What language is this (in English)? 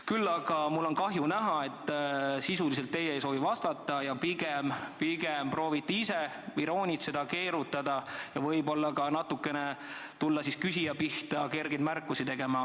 Estonian